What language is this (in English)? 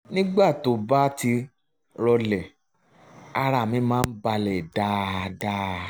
Yoruba